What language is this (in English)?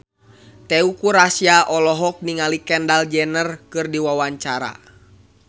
Sundanese